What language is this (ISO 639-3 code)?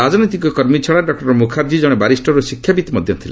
ori